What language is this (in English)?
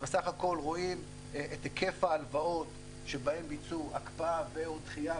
Hebrew